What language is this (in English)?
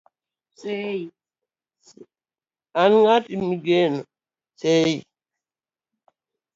Luo (Kenya and Tanzania)